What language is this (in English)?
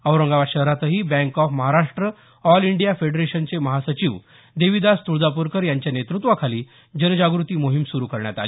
Marathi